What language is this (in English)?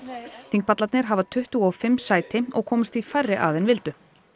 Icelandic